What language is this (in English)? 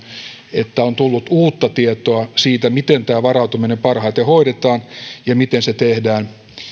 Finnish